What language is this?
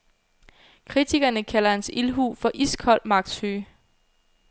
Danish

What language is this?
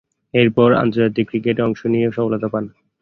Bangla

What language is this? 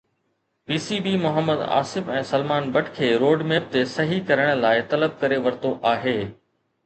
Sindhi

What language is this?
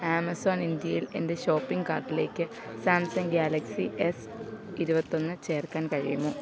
Malayalam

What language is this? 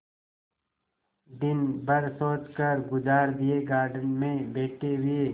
Hindi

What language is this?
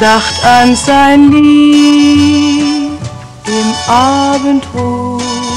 German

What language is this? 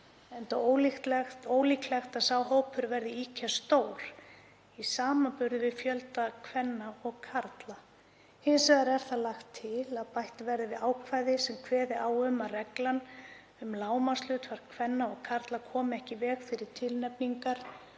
Icelandic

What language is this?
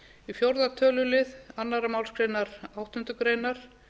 Icelandic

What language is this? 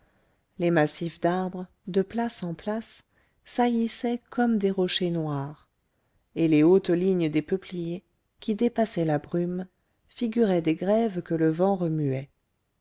French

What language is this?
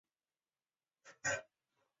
Chinese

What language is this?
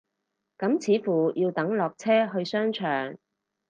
Cantonese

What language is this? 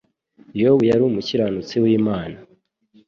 Kinyarwanda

